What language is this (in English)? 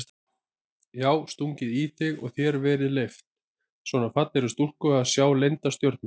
Icelandic